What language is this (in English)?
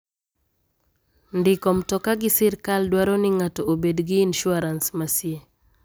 Luo (Kenya and Tanzania)